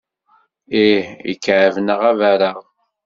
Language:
Kabyle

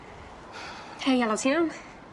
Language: Welsh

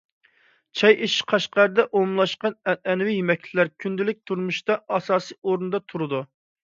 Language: Uyghur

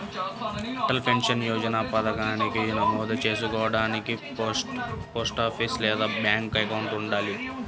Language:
Telugu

